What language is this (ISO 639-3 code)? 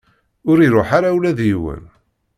kab